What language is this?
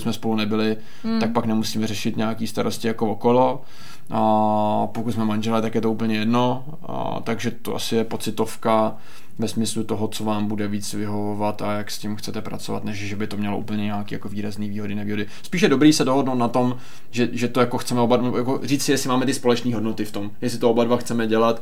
Czech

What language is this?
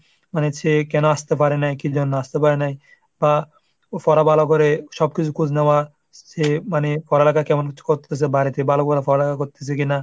Bangla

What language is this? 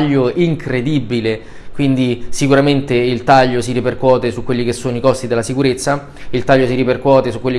Italian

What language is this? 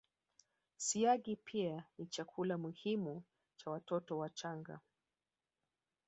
Swahili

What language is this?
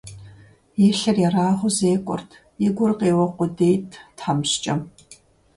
Kabardian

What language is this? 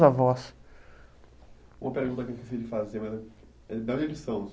Portuguese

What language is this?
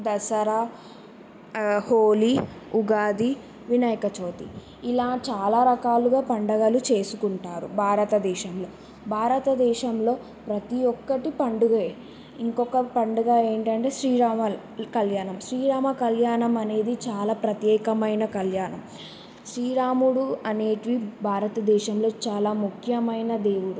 Telugu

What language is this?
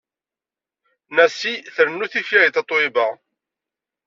Kabyle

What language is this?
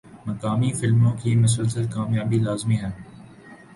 Urdu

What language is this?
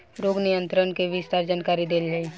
Bhojpuri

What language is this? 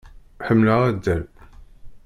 Kabyle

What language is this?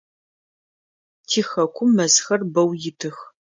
Adyghe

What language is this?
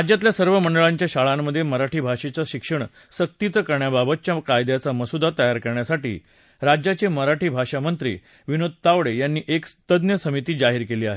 Marathi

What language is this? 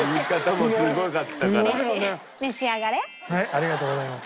Japanese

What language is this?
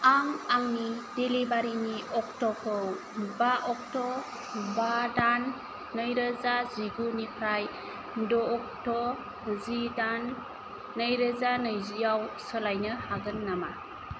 Bodo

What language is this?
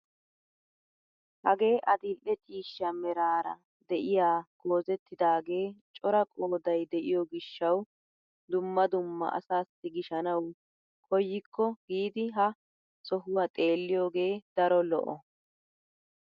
Wolaytta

